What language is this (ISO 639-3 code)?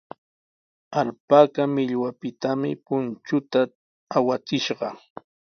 qws